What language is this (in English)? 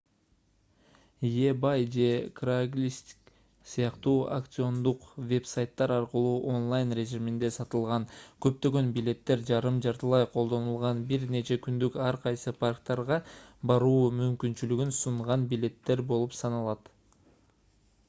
Kyrgyz